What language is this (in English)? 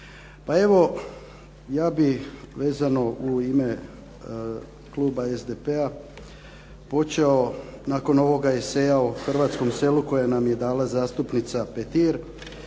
Croatian